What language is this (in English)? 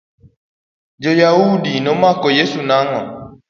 Luo (Kenya and Tanzania)